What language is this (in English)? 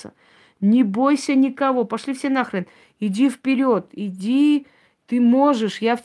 Russian